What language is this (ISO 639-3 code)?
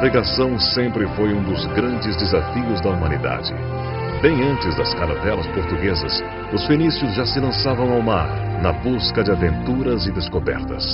por